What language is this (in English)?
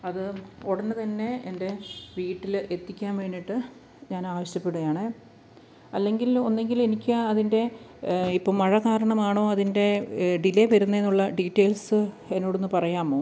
Malayalam